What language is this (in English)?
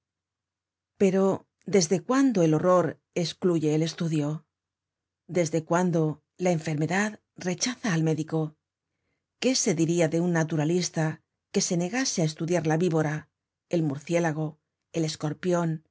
Spanish